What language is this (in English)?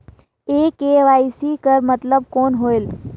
Chhattisgarhi